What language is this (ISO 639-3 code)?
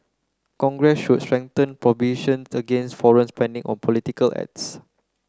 eng